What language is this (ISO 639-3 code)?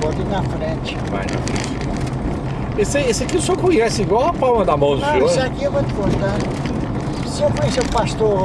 por